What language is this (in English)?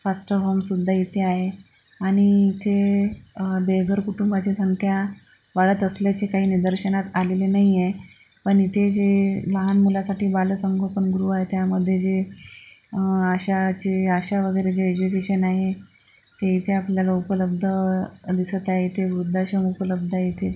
Marathi